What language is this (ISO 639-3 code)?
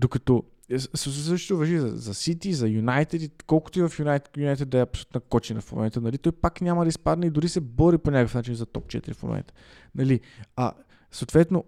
bul